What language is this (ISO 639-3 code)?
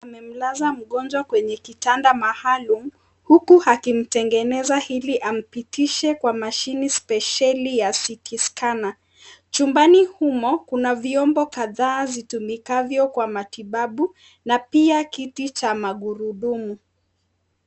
swa